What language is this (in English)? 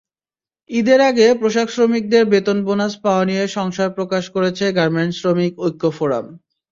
Bangla